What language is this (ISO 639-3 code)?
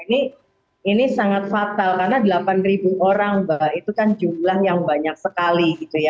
ind